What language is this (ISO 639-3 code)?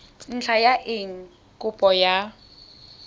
tsn